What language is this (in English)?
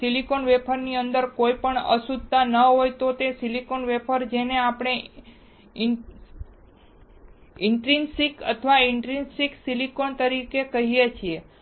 Gujarati